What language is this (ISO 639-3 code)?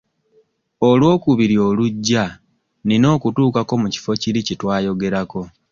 lug